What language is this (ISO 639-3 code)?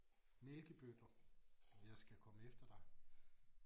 dan